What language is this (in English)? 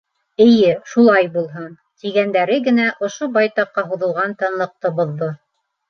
Bashkir